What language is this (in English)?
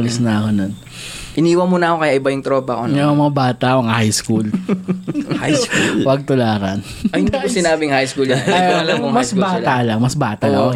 Filipino